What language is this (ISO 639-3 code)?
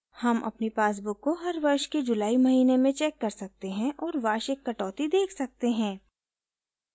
hin